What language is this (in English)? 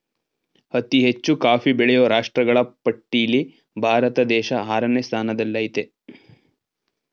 Kannada